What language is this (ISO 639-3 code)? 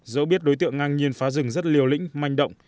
vie